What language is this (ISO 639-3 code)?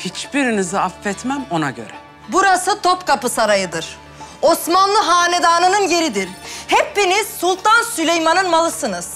tur